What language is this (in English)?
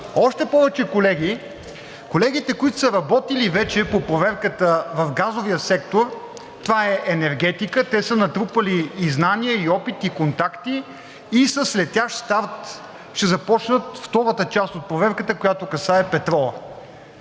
Bulgarian